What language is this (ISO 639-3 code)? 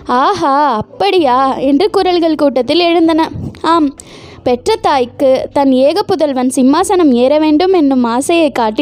tam